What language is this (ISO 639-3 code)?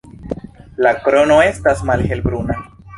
epo